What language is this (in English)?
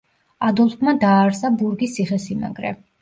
Georgian